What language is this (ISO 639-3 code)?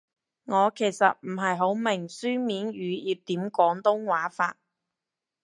yue